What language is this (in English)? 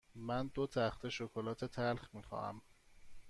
Persian